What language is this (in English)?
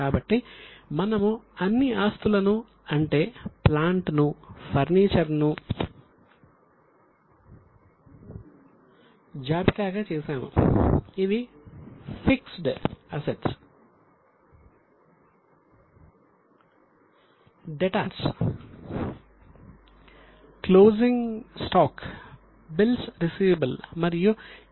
Telugu